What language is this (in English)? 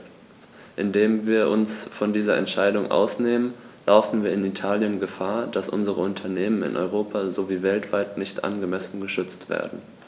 German